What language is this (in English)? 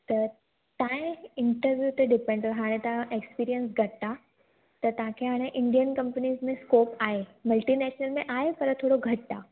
Sindhi